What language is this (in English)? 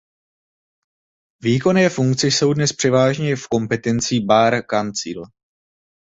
Czech